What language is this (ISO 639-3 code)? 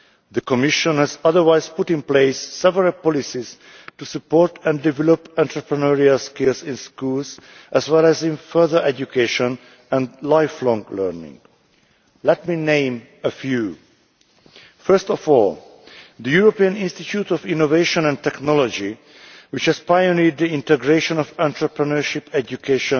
eng